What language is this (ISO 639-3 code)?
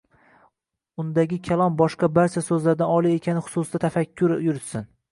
uzb